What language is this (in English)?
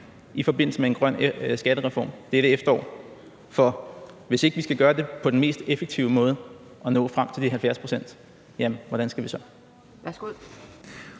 Danish